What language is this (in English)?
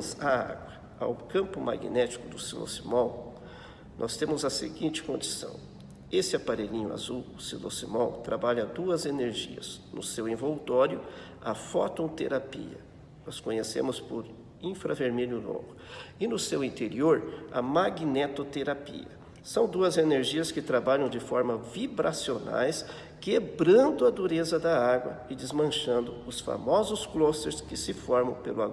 Portuguese